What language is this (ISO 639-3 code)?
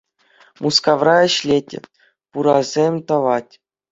chv